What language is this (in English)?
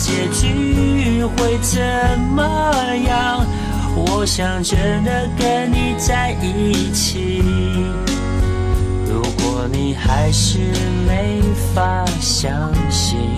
Chinese